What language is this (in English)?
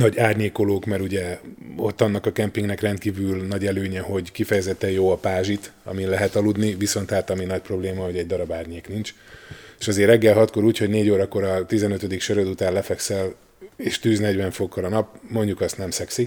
Hungarian